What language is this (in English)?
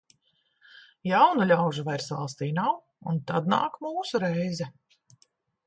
Latvian